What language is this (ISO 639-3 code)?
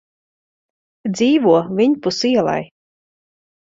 lav